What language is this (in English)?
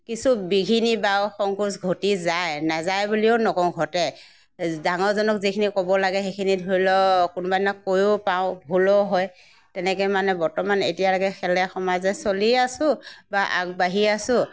Assamese